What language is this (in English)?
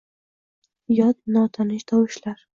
Uzbek